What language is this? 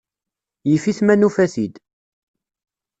Kabyle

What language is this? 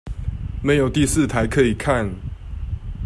Chinese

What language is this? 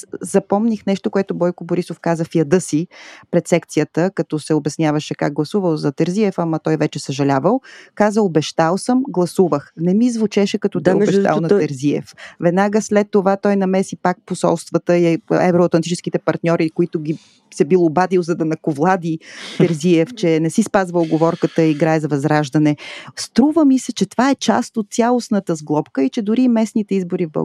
Bulgarian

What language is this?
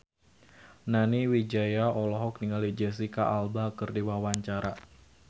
Sundanese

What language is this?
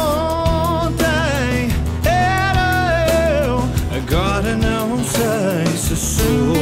Latvian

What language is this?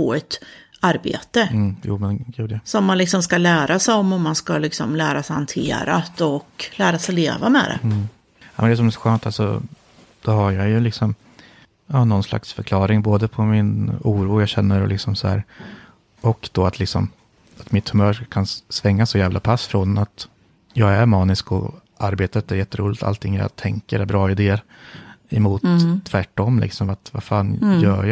Swedish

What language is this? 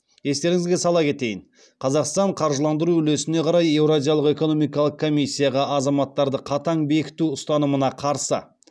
Kazakh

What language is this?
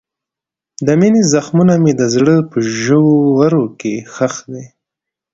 Pashto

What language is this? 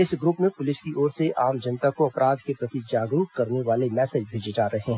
Hindi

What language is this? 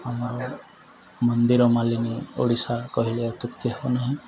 Odia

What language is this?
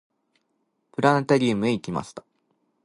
Japanese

